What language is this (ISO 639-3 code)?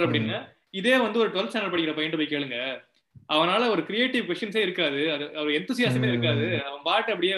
tam